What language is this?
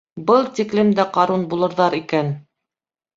Bashkir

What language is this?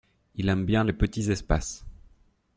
French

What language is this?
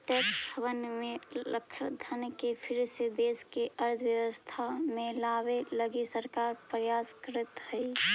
Magahi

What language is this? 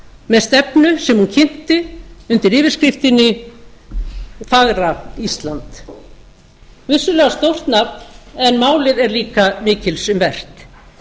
Icelandic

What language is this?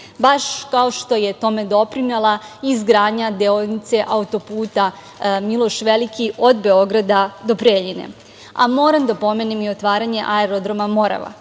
Serbian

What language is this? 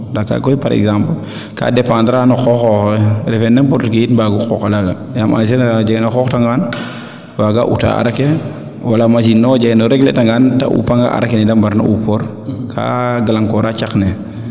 Serer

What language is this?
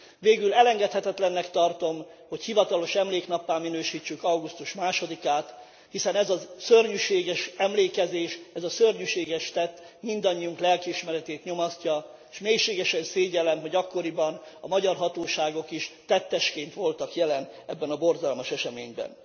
Hungarian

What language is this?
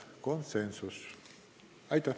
Estonian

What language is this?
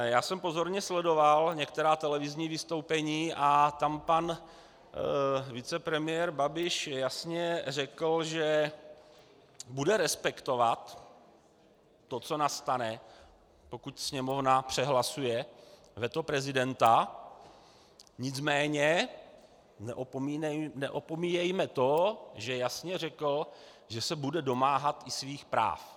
Czech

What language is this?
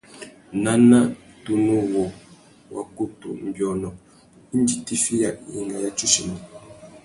Tuki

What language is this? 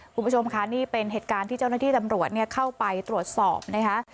Thai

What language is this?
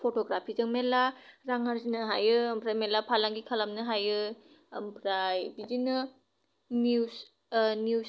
Bodo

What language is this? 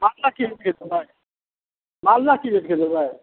Maithili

